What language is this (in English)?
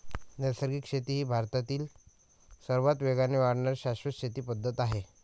Marathi